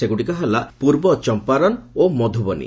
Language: Odia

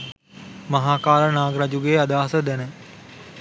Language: Sinhala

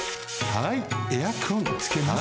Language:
Japanese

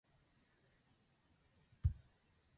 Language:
Azerbaijani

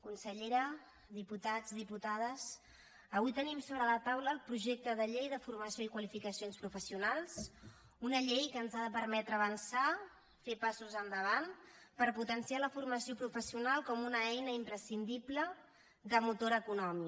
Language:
Catalan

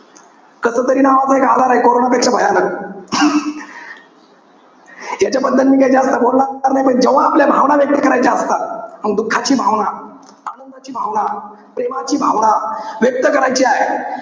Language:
Marathi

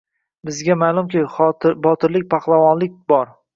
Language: Uzbek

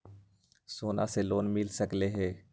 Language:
Magahi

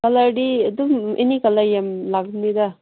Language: Manipuri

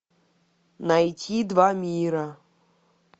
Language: Russian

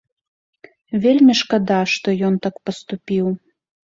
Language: Belarusian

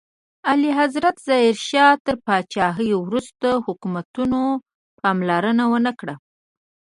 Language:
Pashto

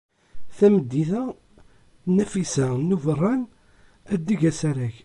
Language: Kabyle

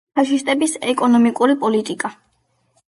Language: Georgian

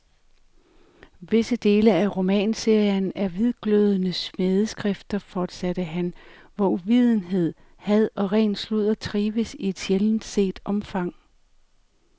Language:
Danish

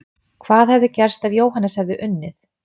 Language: Icelandic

